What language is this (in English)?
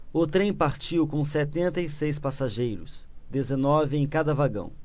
Portuguese